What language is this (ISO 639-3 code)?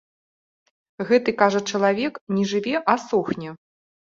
bel